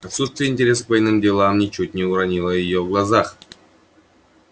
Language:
Russian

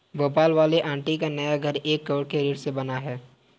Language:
Hindi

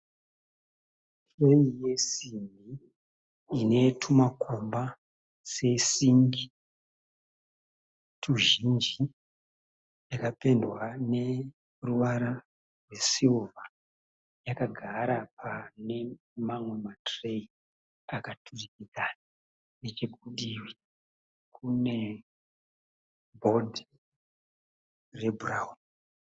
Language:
Shona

